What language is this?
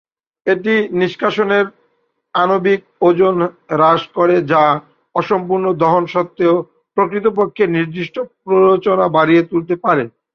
Bangla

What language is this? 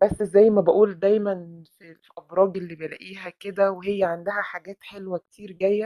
Arabic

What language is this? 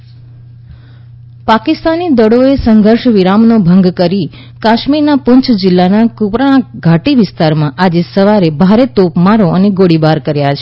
Gujarati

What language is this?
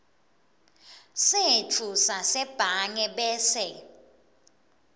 Swati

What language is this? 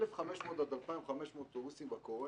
Hebrew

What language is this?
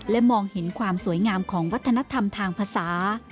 Thai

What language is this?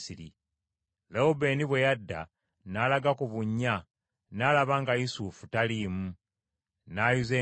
Ganda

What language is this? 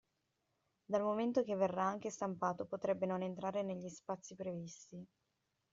Italian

